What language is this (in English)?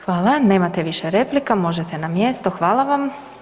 Croatian